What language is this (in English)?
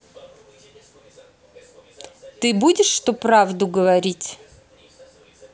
Russian